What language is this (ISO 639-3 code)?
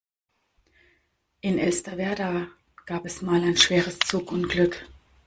deu